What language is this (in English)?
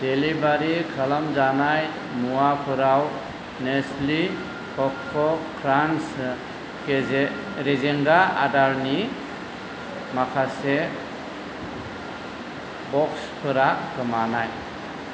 Bodo